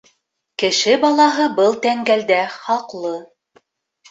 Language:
Bashkir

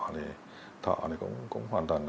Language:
Vietnamese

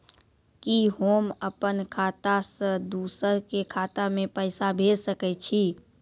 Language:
Maithili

